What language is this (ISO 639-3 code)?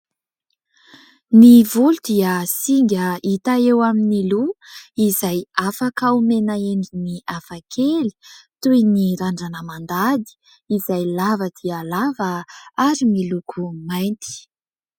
mlg